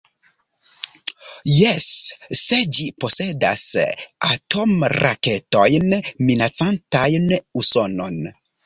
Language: Esperanto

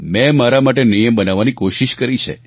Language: Gujarati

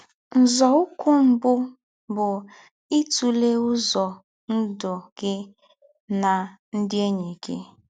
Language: Igbo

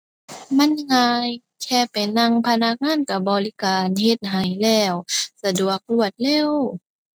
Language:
Thai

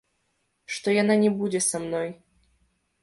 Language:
Belarusian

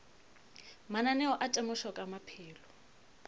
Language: Northern Sotho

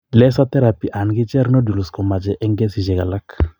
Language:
Kalenjin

